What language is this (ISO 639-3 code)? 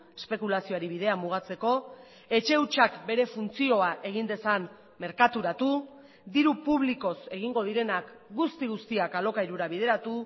eus